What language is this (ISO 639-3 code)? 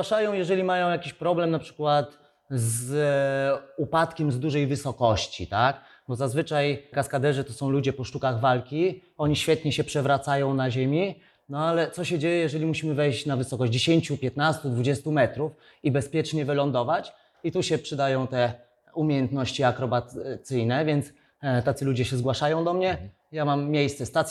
pol